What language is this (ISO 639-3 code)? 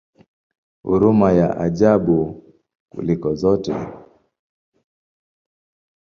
swa